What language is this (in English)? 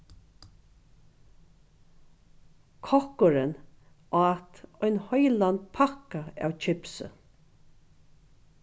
Faroese